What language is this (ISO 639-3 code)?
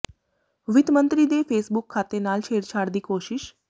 pan